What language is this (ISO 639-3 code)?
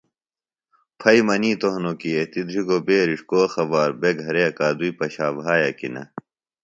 phl